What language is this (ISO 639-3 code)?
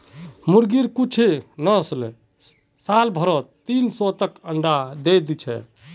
mag